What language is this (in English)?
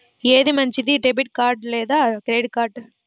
Telugu